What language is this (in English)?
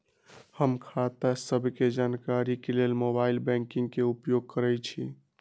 Magahi